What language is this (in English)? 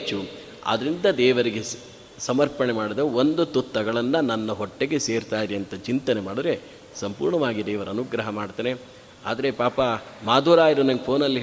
Kannada